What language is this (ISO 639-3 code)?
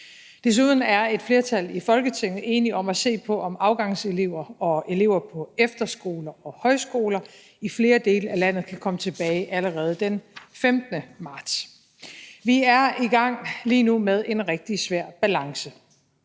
dan